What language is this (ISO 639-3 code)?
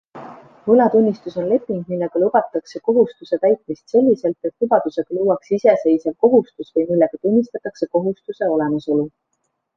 est